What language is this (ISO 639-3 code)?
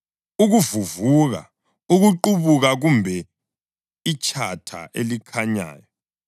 nde